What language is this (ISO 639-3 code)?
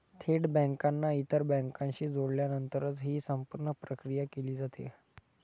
mar